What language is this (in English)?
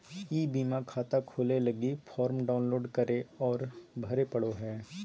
Magahi